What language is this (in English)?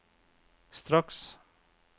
Norwegian